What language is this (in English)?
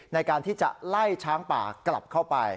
Thai